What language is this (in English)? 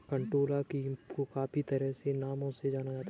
Hindi